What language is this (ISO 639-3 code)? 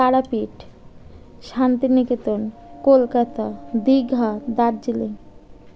ben